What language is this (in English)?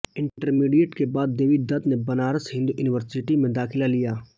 Hindi